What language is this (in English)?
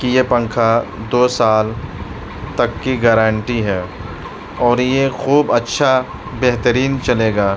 Urdu